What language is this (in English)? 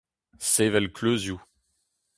Breton